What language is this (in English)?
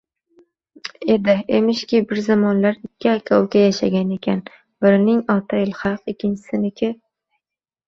Uzbek